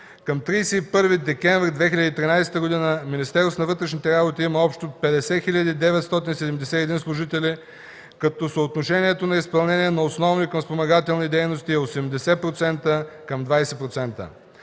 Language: Bulgarian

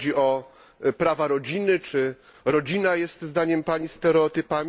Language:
Polish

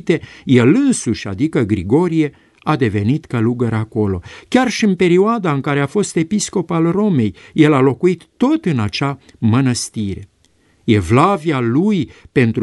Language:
Romanian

